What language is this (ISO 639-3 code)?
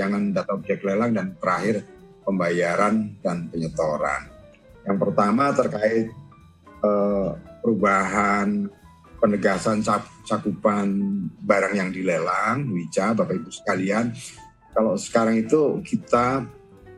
ind